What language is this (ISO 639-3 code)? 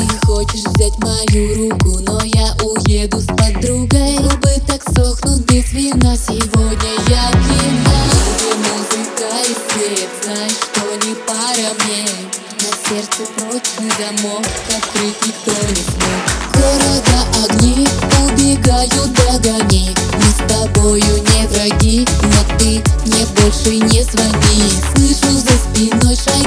rus